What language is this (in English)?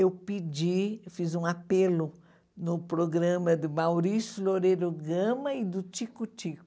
Portuguese